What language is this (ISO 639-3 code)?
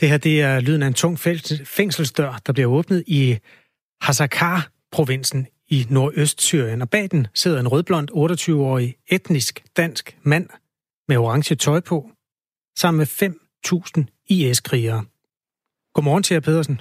dan